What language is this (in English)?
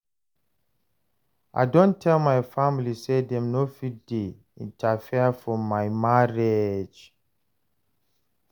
Nigerian Pidgin